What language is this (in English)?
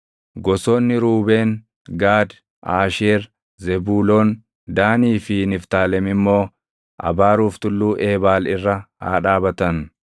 Oromo